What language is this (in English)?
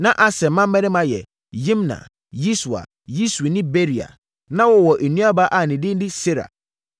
Akan